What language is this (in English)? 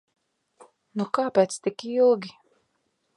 Latvian